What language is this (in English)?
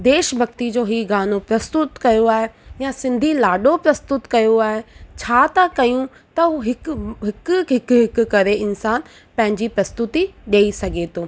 Sindhi